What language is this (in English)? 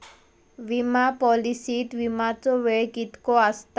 Marathi